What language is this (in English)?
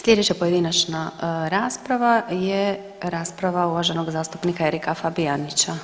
Croatian